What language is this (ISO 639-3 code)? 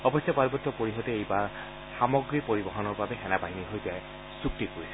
asm